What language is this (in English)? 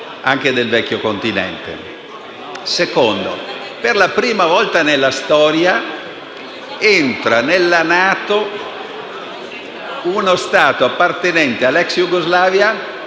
Italian